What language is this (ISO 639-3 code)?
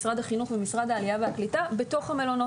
heb